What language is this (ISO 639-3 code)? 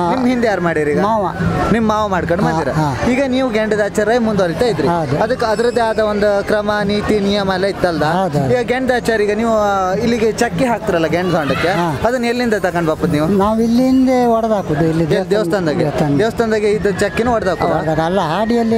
kan